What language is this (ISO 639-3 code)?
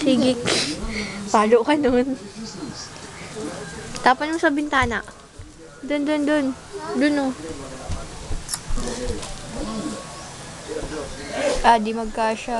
fil